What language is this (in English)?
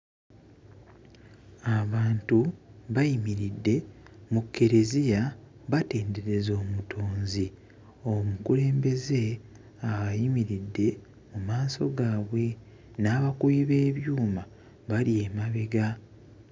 Ganda